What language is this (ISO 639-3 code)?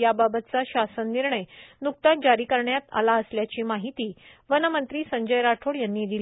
mar